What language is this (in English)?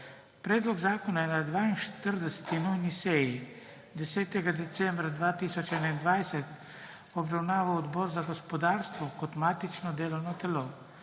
Slovenian